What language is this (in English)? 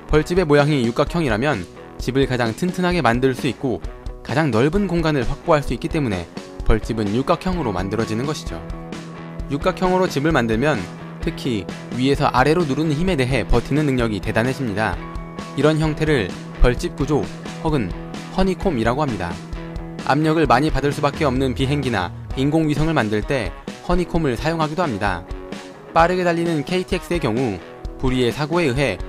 Korean